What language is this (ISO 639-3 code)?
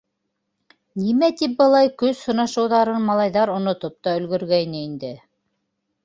bak